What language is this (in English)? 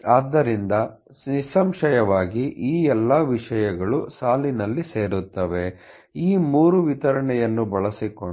Kannada